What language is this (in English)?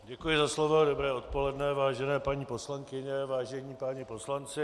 Czech